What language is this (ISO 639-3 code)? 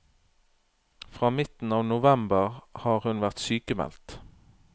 nor